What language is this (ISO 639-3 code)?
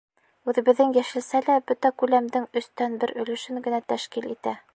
bak